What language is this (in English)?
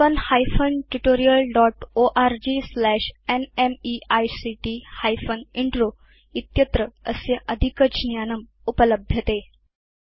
Sanskrit